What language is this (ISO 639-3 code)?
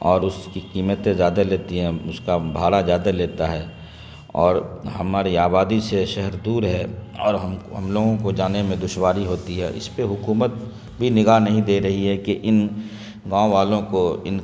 urd